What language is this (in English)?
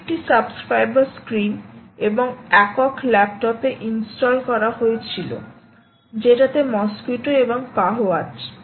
Bangla